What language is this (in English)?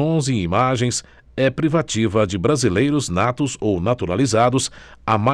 Portuguese